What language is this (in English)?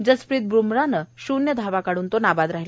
Marathi